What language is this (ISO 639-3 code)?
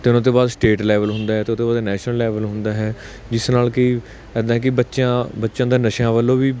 pan